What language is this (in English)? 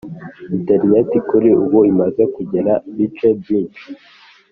Kinyarwanda